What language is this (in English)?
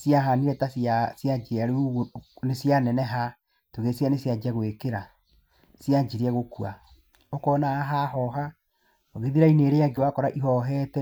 Kikuyu